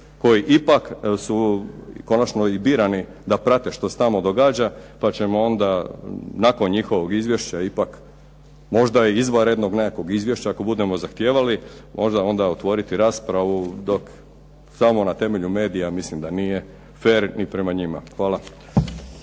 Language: Croatian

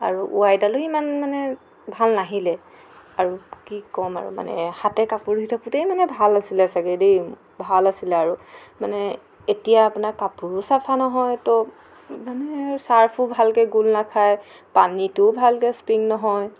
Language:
Assamese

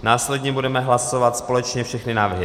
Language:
Czech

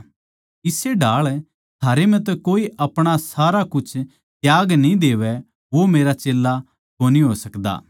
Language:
Haryanvi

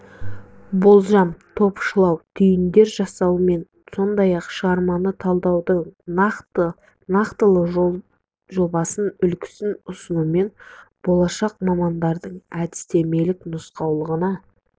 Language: Kazakh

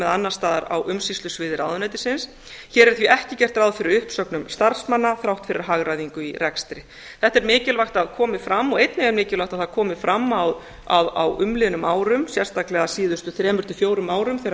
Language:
Icelandic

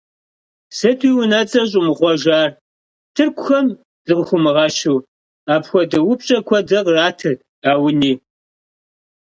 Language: Kabardian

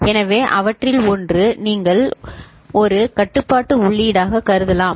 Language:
Tamil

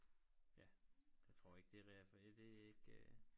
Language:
Danish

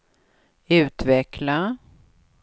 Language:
Swedish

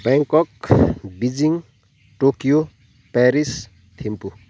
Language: Nepali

